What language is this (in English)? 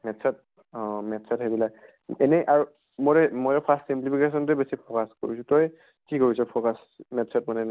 Assamese